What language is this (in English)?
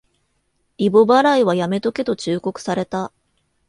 Japanese